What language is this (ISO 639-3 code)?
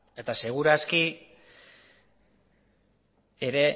eus